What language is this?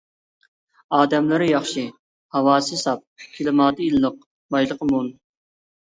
Uyghur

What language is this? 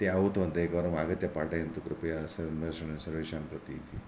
Sanskrit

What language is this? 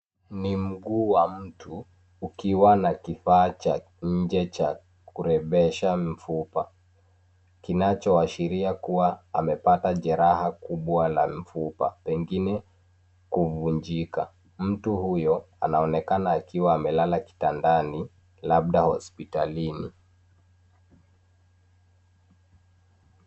Swahili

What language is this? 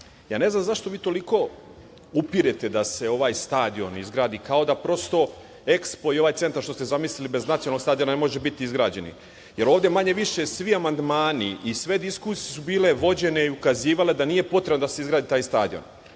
Serbian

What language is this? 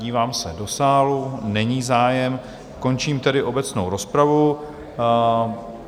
Czech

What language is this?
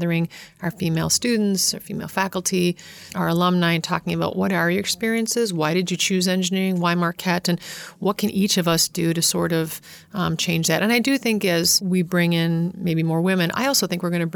English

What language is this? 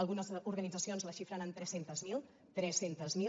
Catalan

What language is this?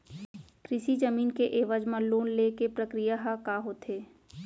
Chhattisgarhi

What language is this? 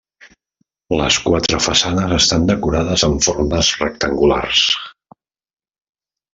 Catalan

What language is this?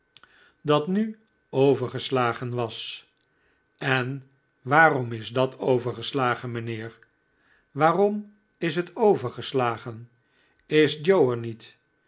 Dutch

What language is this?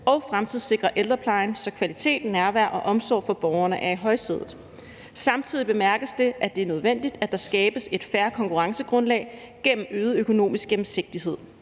Danish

